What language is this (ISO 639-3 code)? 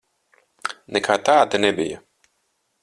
lav